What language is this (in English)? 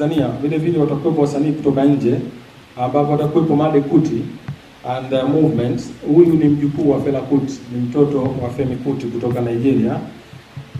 Swahili